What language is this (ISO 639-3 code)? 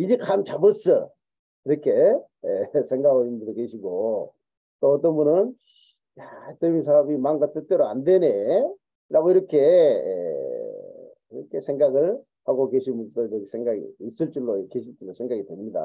kor